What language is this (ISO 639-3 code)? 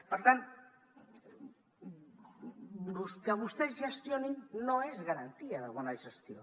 cat